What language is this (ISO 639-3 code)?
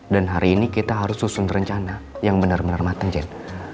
ind